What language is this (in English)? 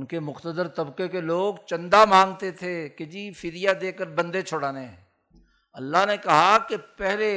Urdu